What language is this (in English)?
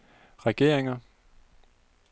Danish